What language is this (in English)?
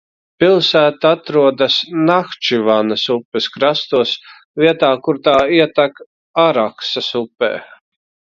Latvian